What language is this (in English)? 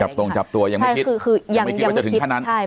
Thai